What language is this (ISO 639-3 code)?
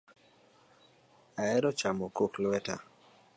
luo